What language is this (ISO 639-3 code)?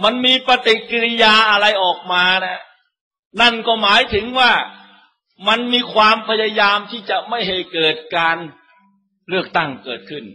tha